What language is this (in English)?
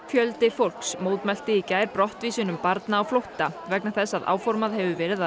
Icelandic